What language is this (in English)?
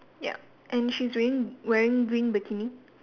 English